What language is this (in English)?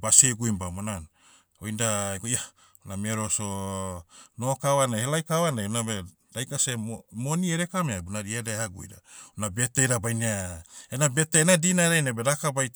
Motu